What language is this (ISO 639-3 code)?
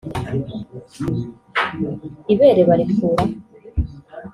kin